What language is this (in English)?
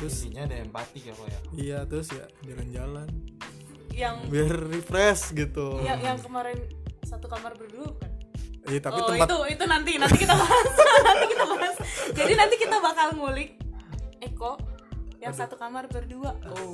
Indonesian